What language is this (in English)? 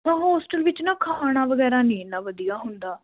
Punjabi